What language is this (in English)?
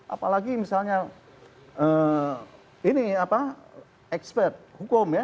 Indonesian